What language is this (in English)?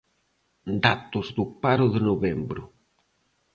Galician